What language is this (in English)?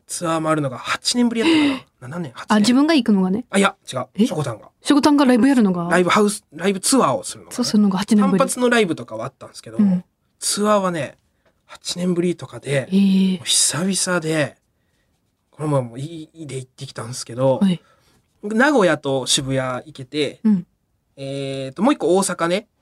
Japanese